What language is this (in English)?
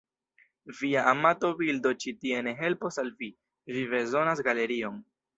Esperanto